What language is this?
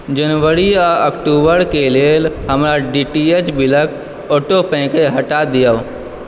Maithili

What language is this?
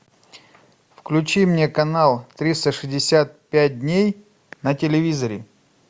Russian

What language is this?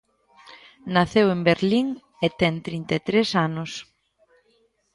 Galician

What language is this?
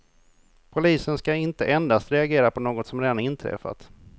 Swedish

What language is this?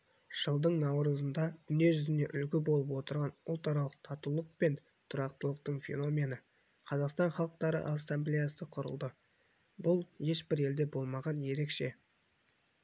Kazakh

